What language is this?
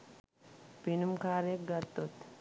Sinhala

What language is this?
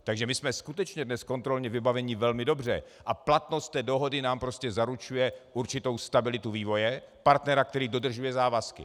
Czech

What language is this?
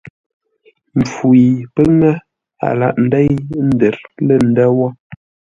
Ngombale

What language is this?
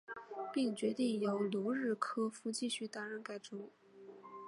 Chinese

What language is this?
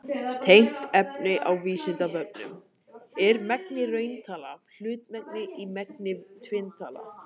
Icelandic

